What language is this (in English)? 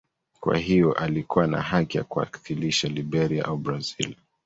Swahili